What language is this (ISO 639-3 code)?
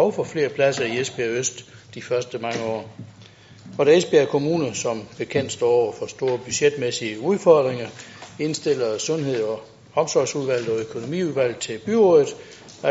dan